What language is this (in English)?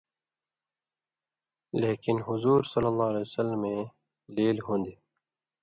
Indus Kohistani